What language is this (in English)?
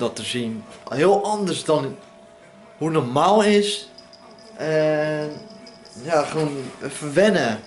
Dutch